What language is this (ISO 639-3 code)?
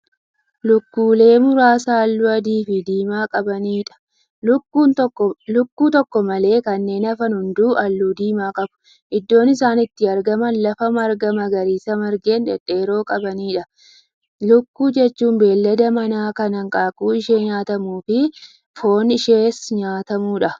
orm